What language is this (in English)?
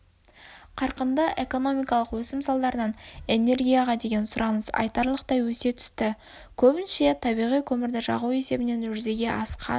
Kazakh